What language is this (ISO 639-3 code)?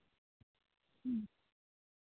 sat